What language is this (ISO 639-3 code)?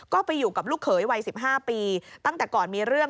tha